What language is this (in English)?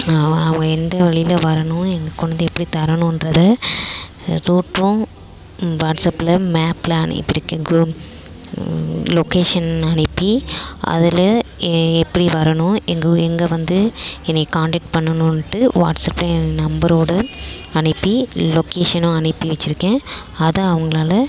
Tamil